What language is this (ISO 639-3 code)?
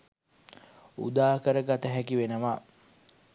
sin